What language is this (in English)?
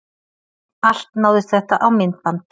Icelandic